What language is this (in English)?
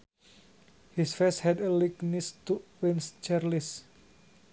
Sundanese